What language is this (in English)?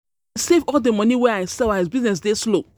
Nigerian Pidgin